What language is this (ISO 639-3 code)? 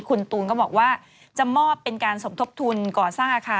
tha